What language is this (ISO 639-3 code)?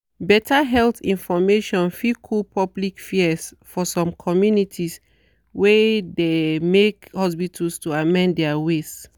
pcm